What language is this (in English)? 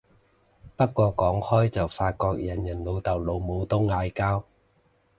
Cantonese